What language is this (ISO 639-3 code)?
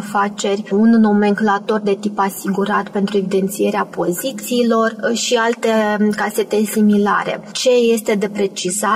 ron